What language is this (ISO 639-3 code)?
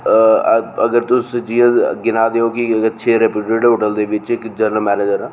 doi